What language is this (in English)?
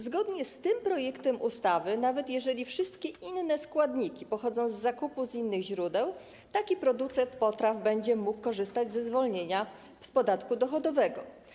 Polish